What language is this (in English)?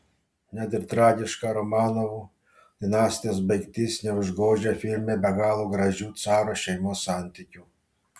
Lithuanian